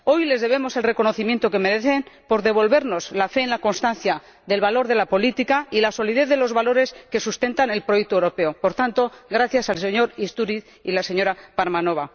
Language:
Spanish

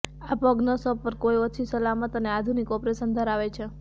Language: Gujarati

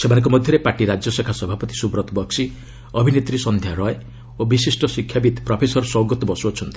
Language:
Odia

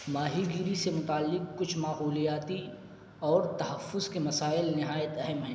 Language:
Urdu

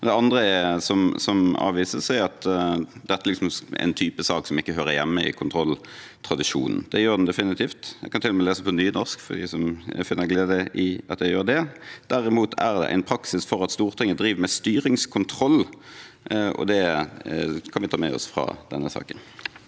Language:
Norwegian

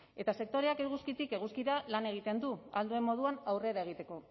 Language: Basque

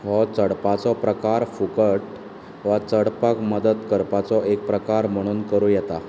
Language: Konkani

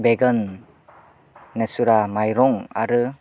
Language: Bodo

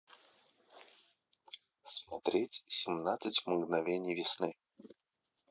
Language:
Russian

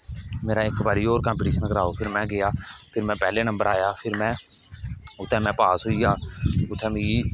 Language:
Dogri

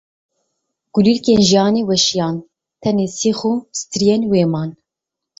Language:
Kurdish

